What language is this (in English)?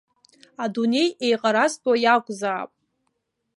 Abkhazian